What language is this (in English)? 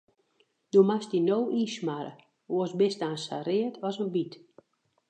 Western Frisian